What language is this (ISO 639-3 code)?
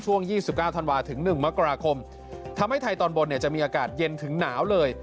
tha